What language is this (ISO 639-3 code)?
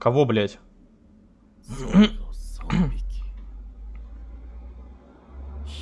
rus